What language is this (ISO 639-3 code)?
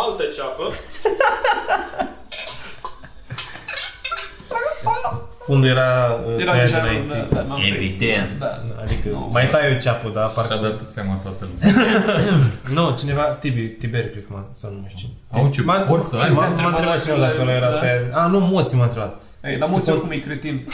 ron